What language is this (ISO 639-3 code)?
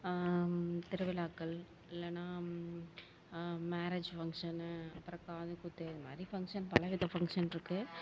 tam